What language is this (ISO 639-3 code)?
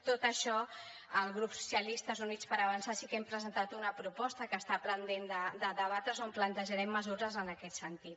cat